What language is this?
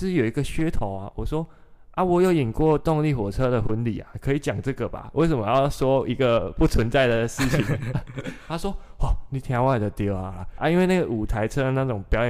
Chinese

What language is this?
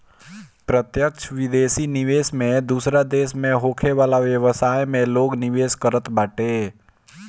Bhojpuri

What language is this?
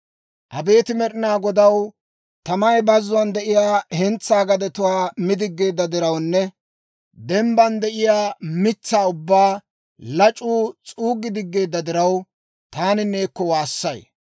Dawro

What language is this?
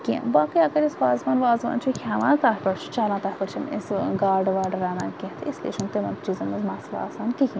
Kashmiri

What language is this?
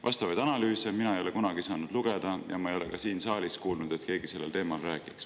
Estonian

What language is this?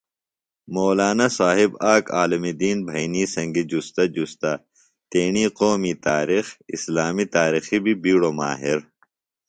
Phalura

